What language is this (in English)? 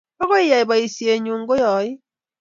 Kalenjin